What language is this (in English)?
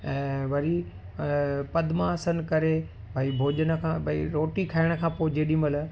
Sindhi